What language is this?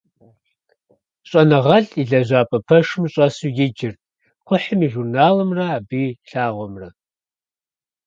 Kabardian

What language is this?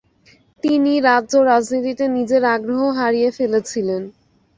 Bangla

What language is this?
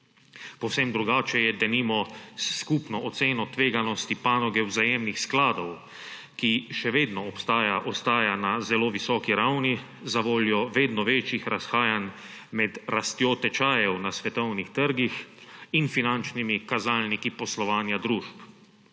Slovenian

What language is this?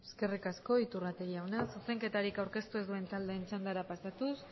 Basque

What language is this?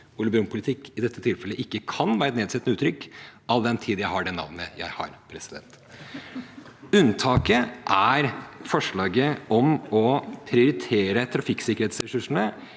Norwegian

